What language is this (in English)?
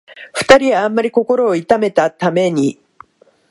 Japanese